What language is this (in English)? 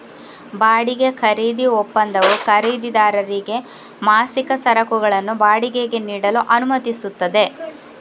Kannada